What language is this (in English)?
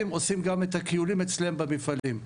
Hebrew